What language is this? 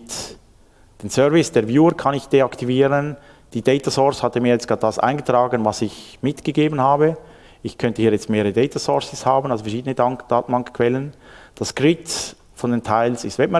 German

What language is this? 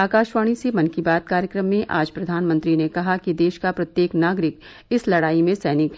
Hindi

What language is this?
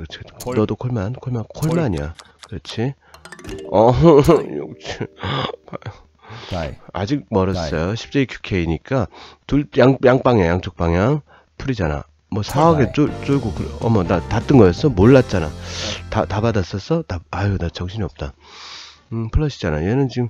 Korean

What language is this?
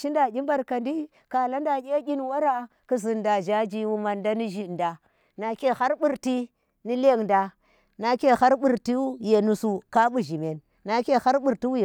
Tera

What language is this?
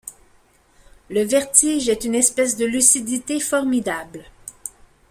French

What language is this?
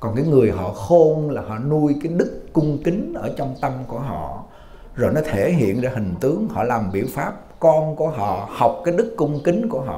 Vietnamese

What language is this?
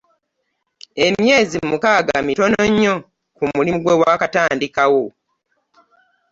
Ganda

